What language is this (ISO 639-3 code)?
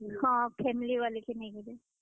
ori